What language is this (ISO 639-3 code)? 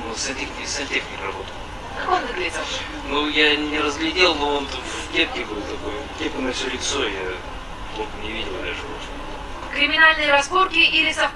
rus